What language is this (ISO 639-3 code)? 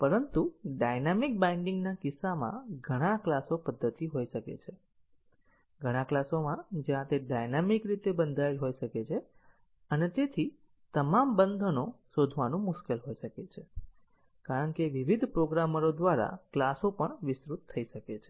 guj